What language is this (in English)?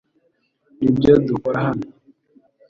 Kinyarwanda